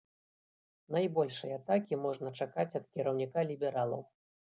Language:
Belarusian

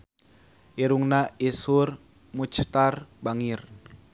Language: Sundanese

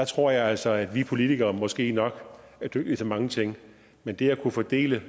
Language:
Danish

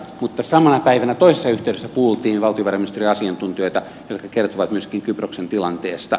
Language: Finnish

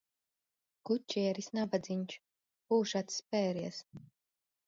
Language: Latvian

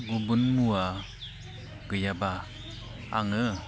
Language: Bodo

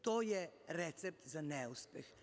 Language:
Serbian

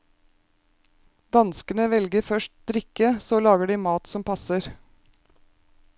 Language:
Norwegian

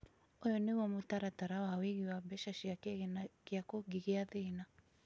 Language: Kikuyu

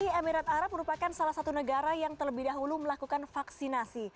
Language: Indonesian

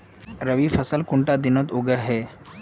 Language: Magahi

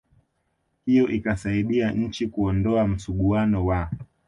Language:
Swahili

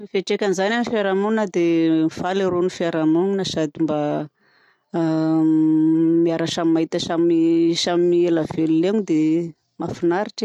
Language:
Southern Betsimisaraka Malagasy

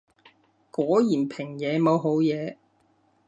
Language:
Cantonese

